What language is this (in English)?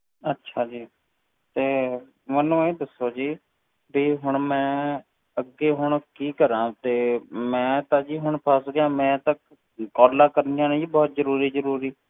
Punjabi